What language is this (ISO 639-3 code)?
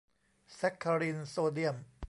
tha